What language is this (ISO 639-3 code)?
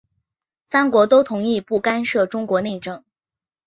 zho